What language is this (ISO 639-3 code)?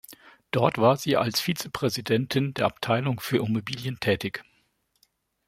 deu